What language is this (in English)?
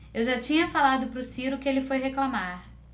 Portuguese